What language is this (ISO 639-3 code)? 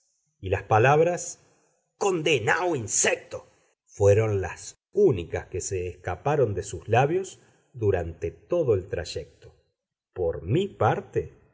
spa